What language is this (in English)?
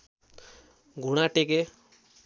Nepali